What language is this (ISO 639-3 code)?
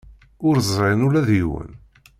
kab